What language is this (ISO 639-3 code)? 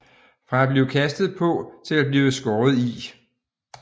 dan